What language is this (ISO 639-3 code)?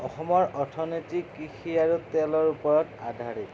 asm